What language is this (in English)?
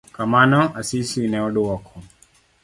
Luo (Kenya and Tanzania)